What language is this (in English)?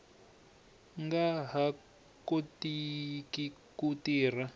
Tsonga